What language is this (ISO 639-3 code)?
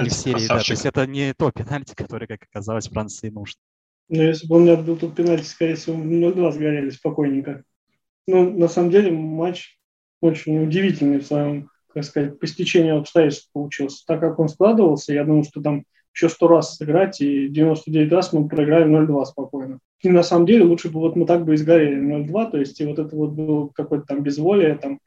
rus